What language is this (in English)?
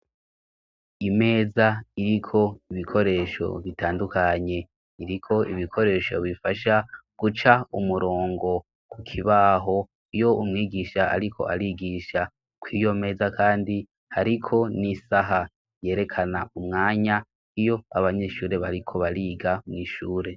Rundi